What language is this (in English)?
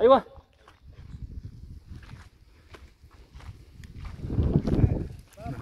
Filipino